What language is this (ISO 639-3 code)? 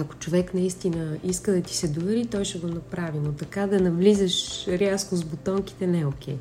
bul